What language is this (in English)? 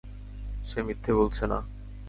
Bangla